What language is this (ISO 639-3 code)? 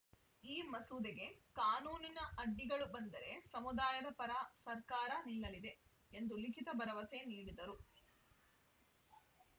kan